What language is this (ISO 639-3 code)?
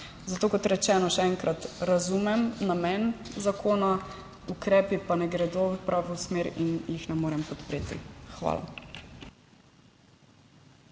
slv